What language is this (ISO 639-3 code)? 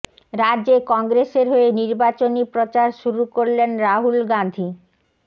ben